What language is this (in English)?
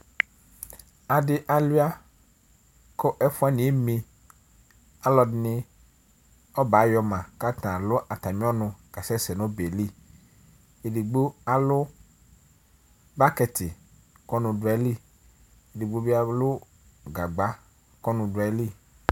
Ikposo